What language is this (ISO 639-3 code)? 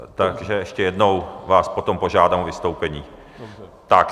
ces